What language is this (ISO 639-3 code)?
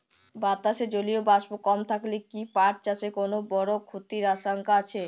ben